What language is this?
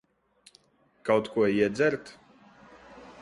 Latvian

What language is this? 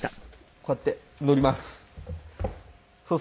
Japanese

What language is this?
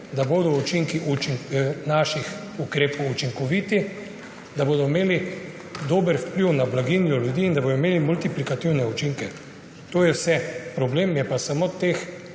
Slovenian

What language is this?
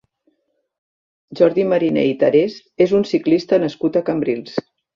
Catalan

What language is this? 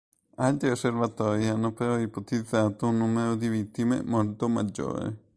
Italian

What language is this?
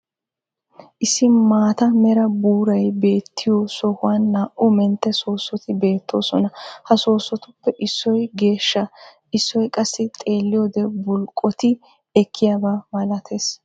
Wolaytta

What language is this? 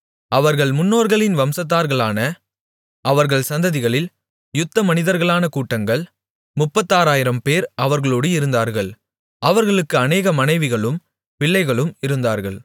Tamil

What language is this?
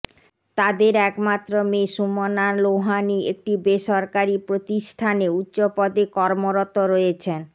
Bangla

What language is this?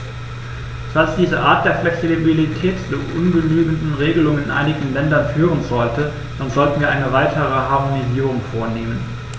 German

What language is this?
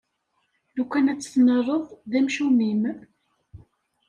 Kabyle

